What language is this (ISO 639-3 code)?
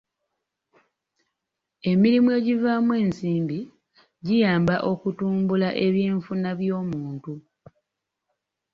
lug